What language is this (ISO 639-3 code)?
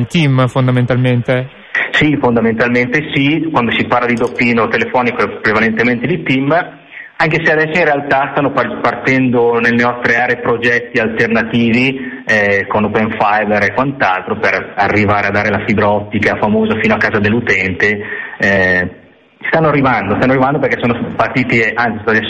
ita